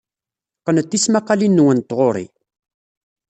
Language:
Kabyle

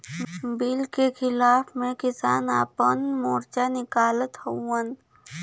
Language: Bhojpuri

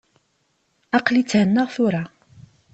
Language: Kabyle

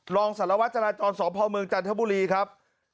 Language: Thai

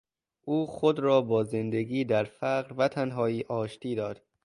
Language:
Persian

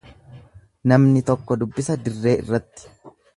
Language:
Oromo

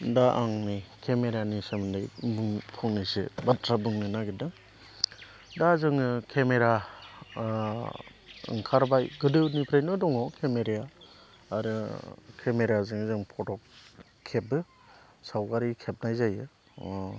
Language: Bodo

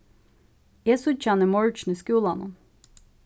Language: Faroese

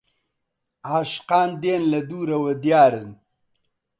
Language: Central Kurdish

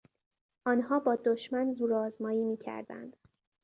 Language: Persian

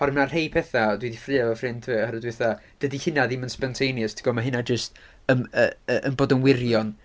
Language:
Welsh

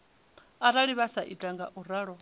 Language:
Venda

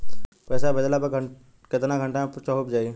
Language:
Bhojpuri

